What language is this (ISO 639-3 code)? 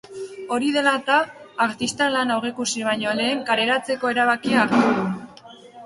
eus